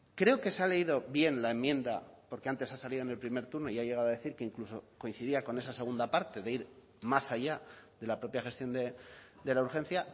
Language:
Spanish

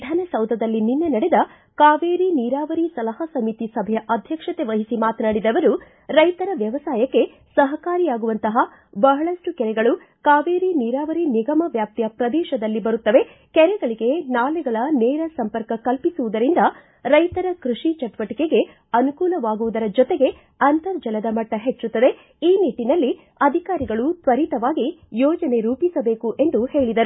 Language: Kannada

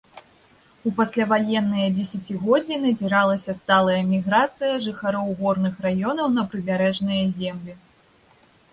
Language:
Belarusian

